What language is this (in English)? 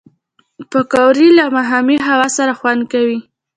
Pashto